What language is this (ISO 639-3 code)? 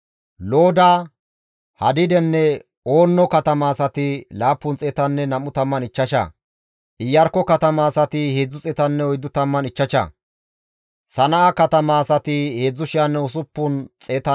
gmv